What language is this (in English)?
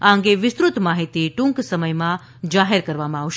Gujarati